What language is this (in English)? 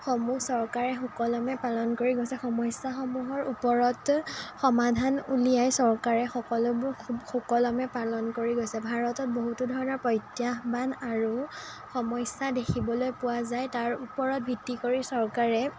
Assamese